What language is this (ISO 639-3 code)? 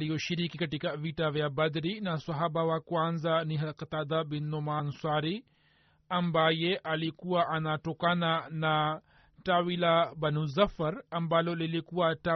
swa